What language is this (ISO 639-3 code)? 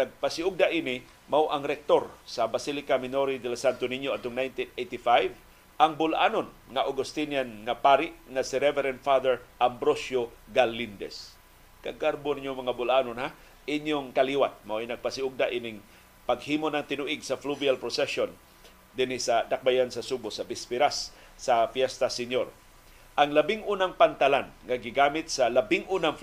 fil